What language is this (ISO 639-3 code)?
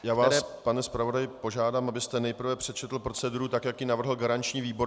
ces